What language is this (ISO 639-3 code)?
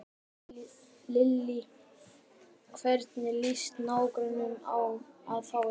isl